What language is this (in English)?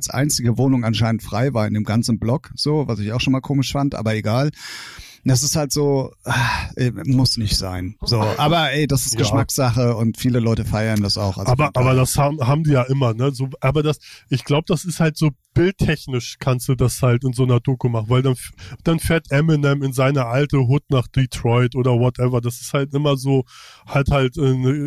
German